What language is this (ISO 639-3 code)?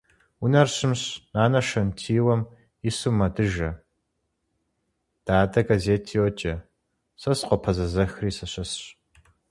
kbd